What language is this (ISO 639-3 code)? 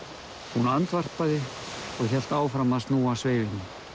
isl